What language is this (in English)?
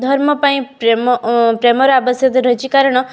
Odia